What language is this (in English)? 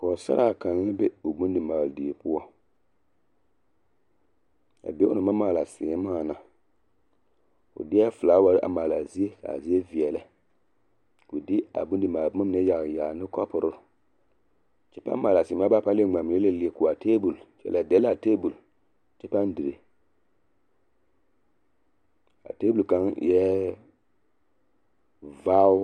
Southern Dagaare